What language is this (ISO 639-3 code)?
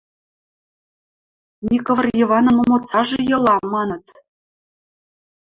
mrj